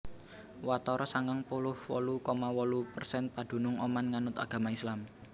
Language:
Javanese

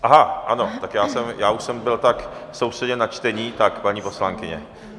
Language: Czech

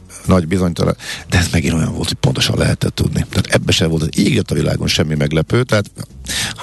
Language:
Hungarian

